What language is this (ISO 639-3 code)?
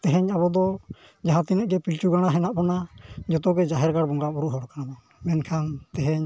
sat